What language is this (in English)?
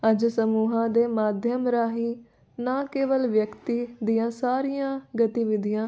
Punjabi